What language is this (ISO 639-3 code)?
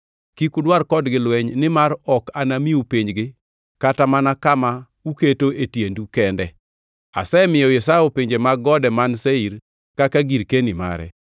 luo